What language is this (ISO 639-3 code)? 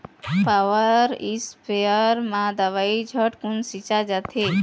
hne